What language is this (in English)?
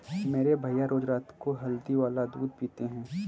Hindi